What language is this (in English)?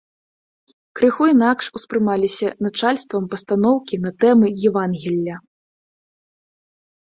Belarusian